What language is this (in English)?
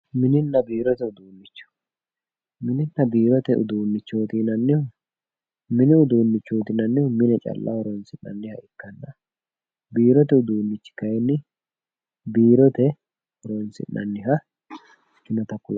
Sidamo